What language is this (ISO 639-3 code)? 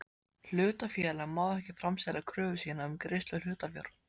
isl